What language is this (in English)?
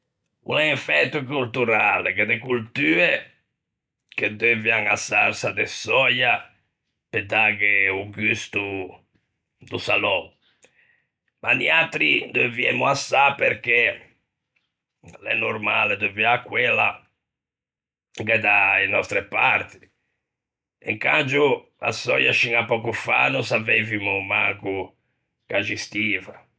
Ligurian